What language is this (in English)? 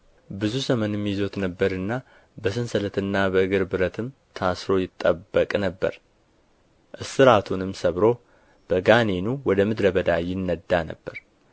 Amharic